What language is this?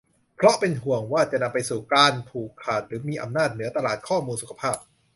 Thai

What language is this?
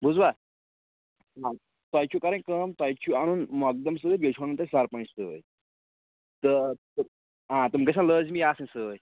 Kashmiri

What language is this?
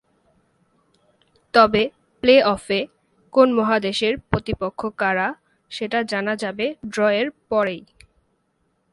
Bangla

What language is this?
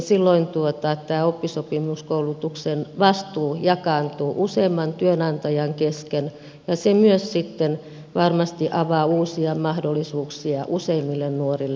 Finnish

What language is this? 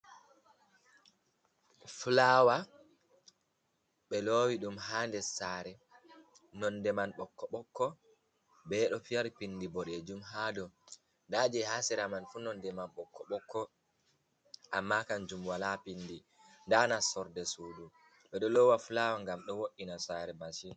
Fula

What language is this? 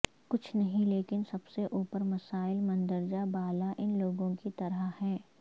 Urdu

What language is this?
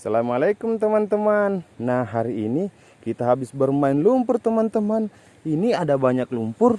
Indonesian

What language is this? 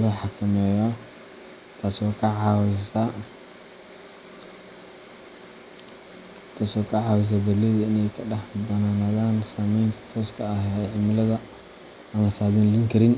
Somali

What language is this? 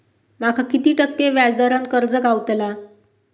Marathi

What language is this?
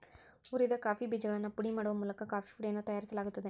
Kannada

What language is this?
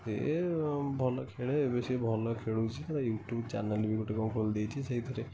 Odia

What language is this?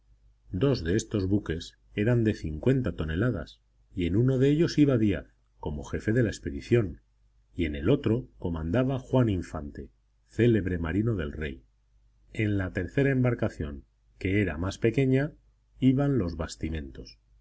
Spanish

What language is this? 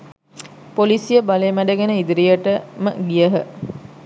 Sinhala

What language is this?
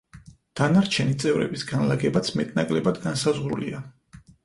Georgian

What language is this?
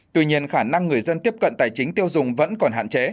Vietnamese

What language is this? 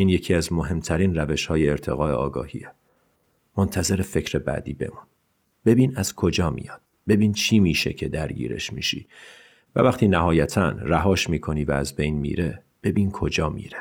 Persian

